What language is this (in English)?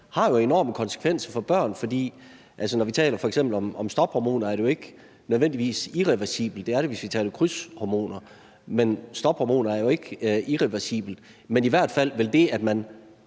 Danish